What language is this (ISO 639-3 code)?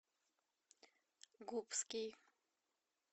rus